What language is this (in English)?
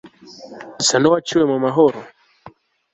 Kinyarwanda